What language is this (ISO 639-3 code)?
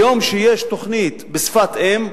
heb